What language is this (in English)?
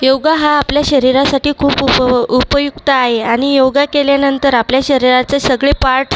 Marathi